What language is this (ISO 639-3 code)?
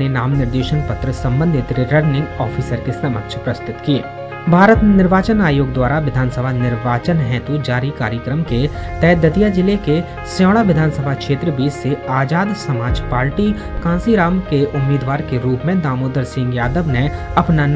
hin